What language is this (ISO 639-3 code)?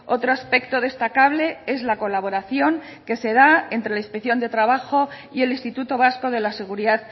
spa